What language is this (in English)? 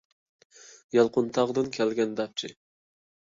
Uyghur